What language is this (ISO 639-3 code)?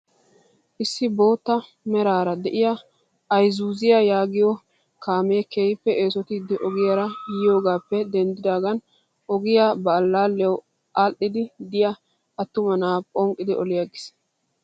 wal